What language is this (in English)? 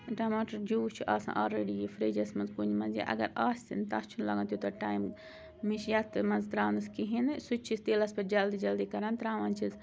Kashmiri